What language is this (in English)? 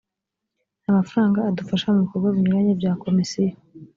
Kinyarwanda